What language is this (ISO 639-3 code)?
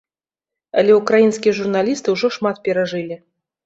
bel